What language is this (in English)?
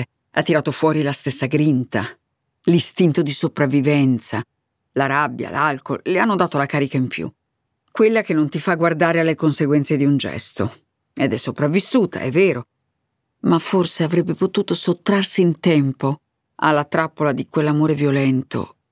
Italian